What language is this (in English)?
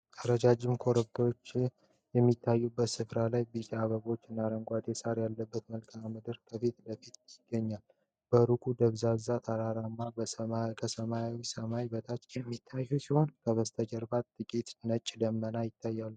Amharic